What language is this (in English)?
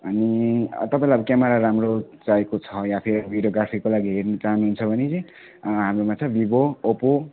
Nepali